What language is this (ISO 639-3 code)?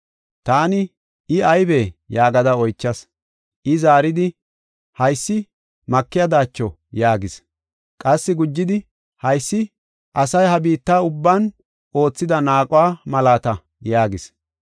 gof